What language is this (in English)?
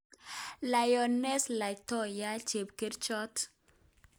Kalenjin